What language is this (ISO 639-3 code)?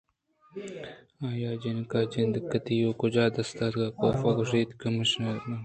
bgp